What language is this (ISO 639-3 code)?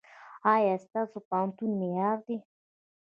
pus